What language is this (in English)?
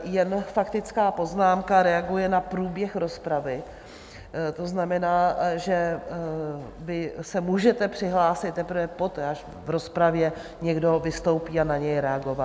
Czech